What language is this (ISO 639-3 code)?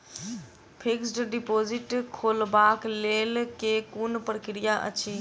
mai